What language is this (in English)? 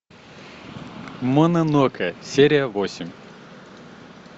Russian